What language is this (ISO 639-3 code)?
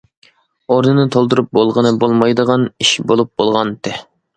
uig